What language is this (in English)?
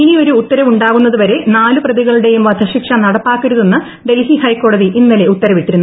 Malayalam